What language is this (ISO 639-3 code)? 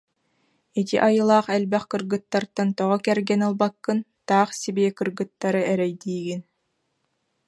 sah